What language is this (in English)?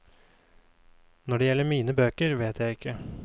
Norwegian